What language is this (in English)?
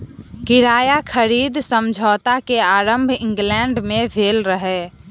Maithili